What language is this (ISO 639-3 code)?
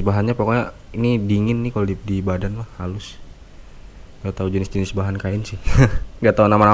ind